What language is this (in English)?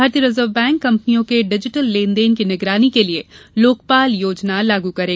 Hindi